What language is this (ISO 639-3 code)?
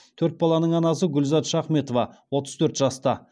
kaz